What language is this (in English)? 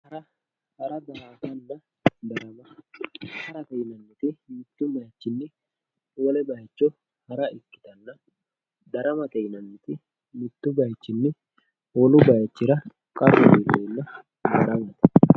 Sidamo